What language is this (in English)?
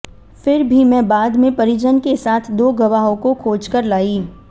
Hindi